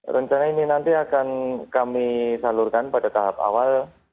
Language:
Indonesian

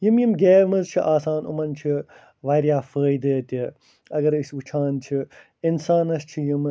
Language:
Kashmiri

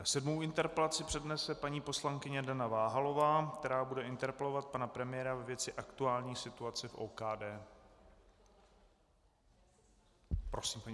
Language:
Czech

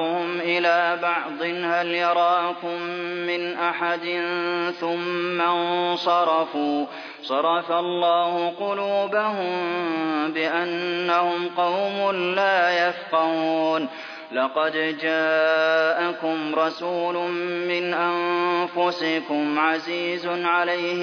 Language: Arabic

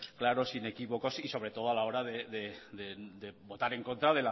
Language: Spanish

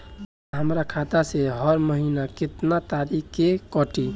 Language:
Bhojpuri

